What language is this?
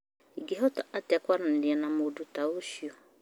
Kikuyu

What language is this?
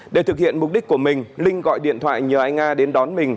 Vietnamese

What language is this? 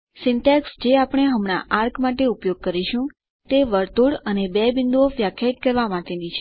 Gujarati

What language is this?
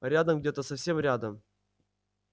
Russian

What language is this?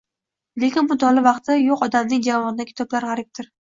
Uzbek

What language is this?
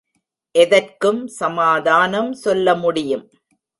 Tamil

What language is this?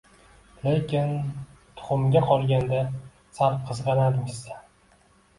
Uzbek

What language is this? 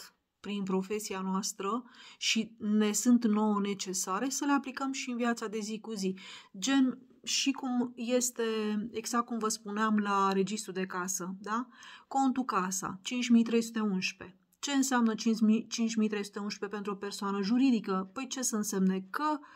Romanian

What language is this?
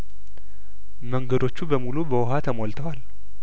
Amharic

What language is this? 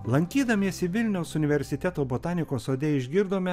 Lithuanian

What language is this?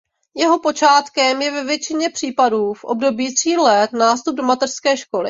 Czech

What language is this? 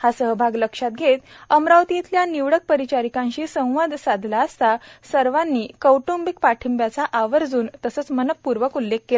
Marathi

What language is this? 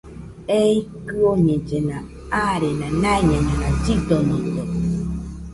Nüpode Huitoto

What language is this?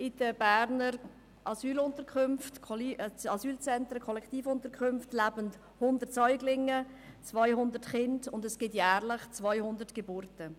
Swiss German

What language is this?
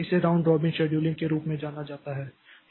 Hindi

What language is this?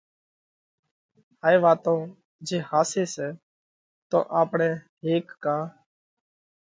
Parkari Koli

